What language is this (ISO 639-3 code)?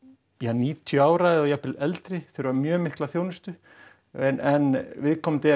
isl